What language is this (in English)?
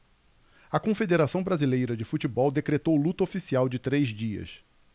Portuguese